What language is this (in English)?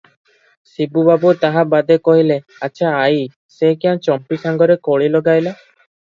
Odia